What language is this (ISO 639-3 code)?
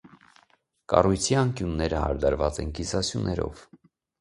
hye